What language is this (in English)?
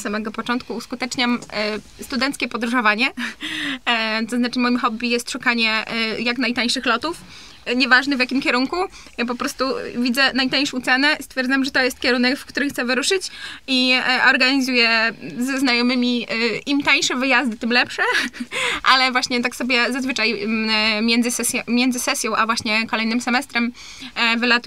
Polish